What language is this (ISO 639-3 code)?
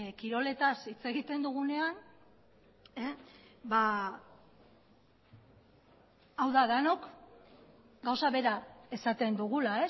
eus